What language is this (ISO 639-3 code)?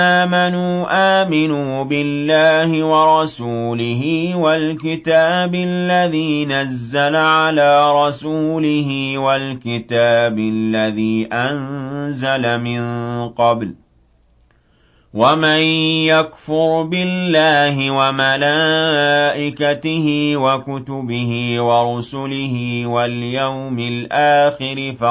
ara